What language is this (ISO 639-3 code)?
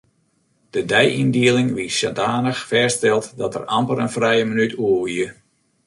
fry